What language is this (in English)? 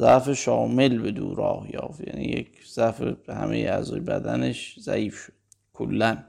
Persian